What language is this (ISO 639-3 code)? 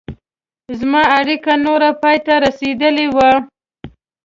pus